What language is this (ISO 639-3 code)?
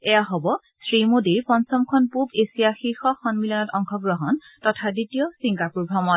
asm